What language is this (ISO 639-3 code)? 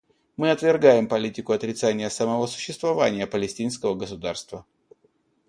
rus